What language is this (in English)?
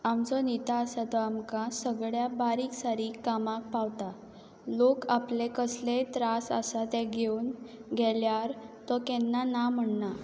Konkani